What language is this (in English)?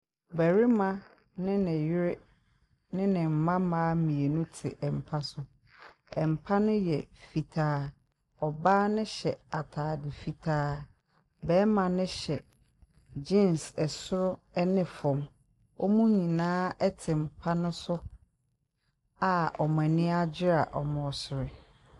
Akan